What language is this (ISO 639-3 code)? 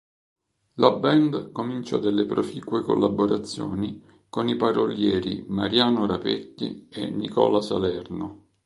ita